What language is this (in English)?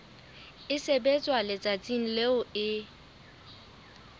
Southern Sotho